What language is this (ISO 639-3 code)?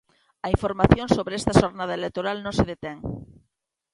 glg